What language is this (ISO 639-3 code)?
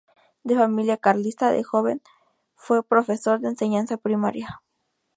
spa